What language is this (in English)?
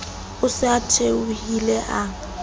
Southern Sotho